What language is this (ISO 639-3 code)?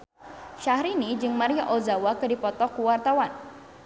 sun